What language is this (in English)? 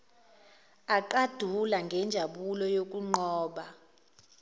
Zulu